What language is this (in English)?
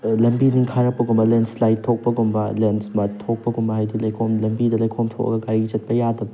Manipuri